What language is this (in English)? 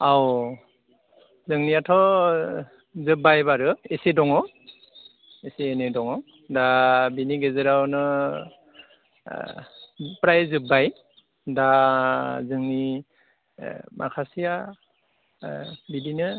Bodo